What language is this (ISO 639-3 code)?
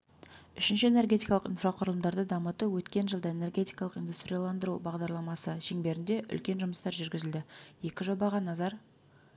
kaz